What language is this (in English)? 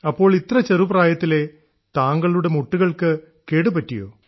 Malayalam